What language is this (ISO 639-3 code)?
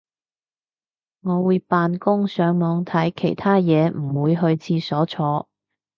yue